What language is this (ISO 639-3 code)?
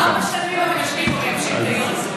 heb